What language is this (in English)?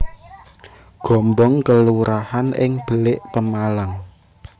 Javanese